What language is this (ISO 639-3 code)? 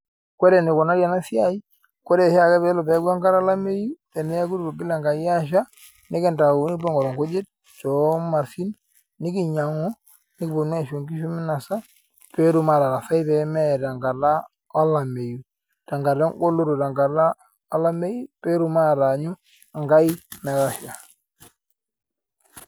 mas